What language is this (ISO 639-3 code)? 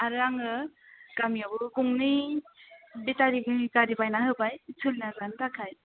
brx